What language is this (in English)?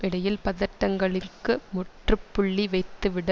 Tamil